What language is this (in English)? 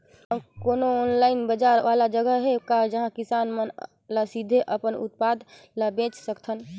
Chhattisgarhi